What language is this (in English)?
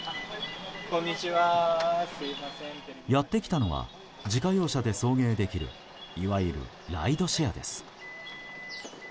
Japanese